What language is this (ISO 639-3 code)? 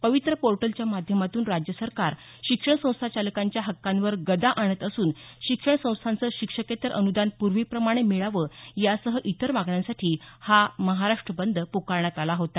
mar